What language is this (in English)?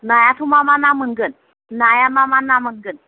Bodo